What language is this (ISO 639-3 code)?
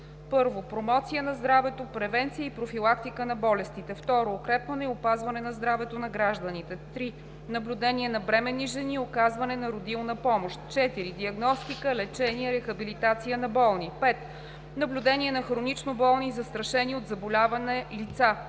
bul